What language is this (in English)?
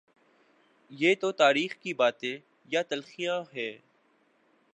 Urdu